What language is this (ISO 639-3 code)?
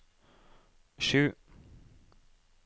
nor